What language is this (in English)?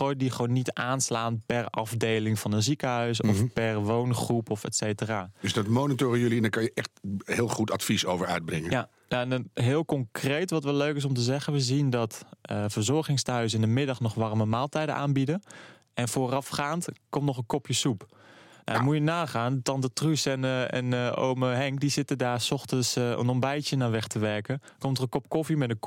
Dutch